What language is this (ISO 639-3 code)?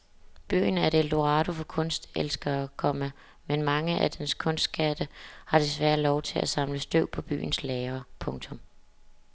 dan